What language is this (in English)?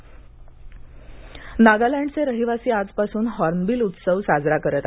Marathi